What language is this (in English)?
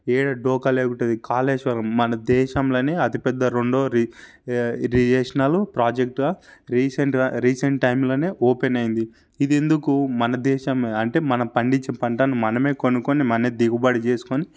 Telugu